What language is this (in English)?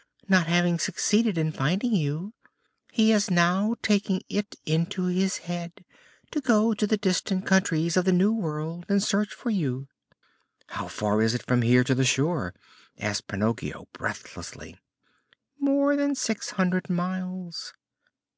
English